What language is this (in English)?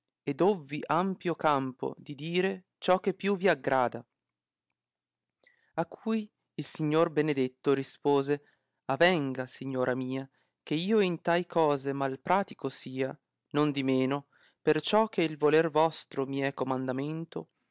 Italian